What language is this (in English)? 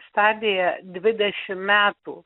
Lithuanian